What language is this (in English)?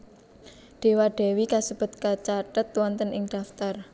Javanese